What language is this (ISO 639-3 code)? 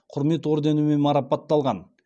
kaz